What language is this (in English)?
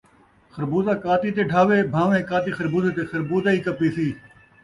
Saraiki